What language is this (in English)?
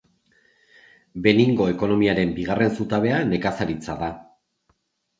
Basque